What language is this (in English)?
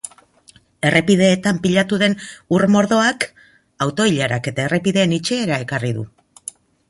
Basque